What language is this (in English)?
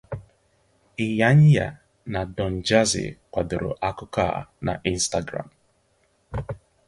Igbo